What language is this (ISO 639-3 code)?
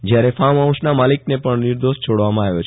guj